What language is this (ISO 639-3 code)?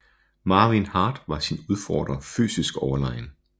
dan